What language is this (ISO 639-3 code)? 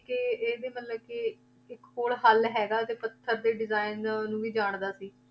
pan